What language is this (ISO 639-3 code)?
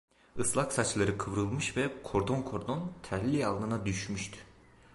tur